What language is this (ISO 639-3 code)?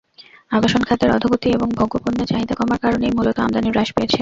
ben